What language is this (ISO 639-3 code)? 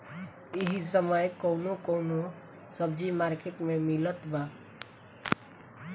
bho